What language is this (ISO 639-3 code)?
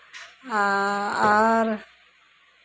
sat